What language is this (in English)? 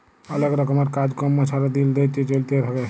Bangla